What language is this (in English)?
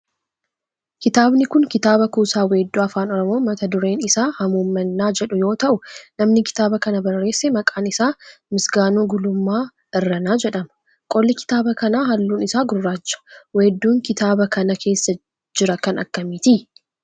Oromo